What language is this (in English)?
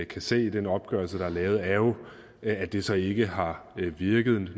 Danish